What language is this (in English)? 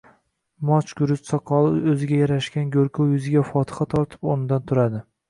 Uzbek